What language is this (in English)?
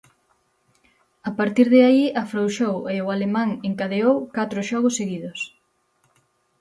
Galician